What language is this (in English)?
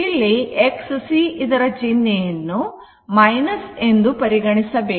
Kannada